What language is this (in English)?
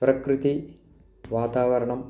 Sanskrit